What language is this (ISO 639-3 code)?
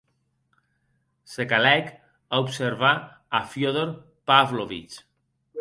oci